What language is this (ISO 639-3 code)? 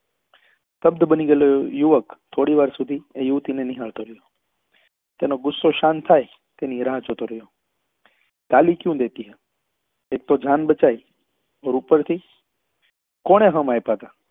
guj